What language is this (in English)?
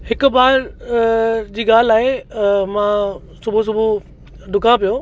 Sindhi